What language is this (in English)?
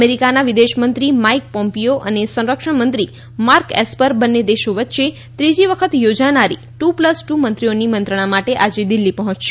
Gujarati